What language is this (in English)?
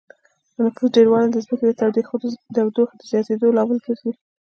Pashto